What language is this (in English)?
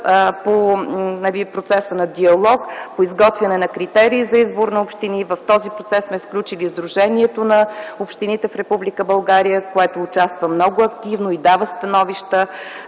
Bulgarian